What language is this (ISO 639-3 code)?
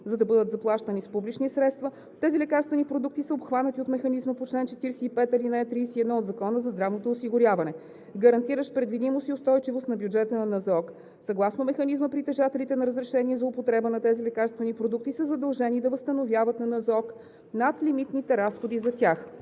bul